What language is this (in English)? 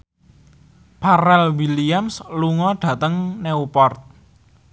Javanese